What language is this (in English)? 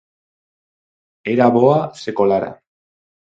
Galician